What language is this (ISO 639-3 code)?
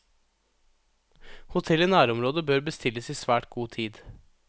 nor